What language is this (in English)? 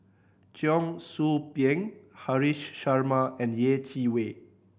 English